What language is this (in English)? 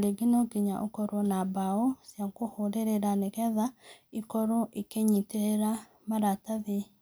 Kikuyu